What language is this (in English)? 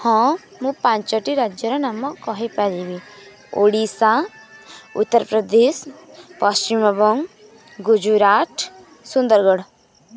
Odia